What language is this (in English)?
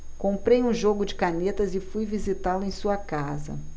Portuguese